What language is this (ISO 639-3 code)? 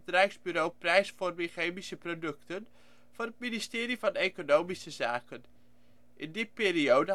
nld